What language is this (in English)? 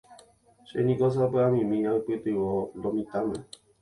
Guarani